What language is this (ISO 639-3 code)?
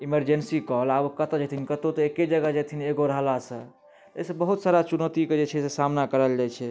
mai